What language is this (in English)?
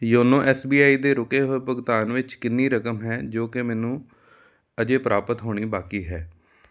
Punjabi